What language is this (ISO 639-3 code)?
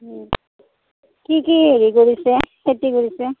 asm